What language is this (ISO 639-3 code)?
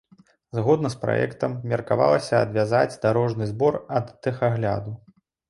bel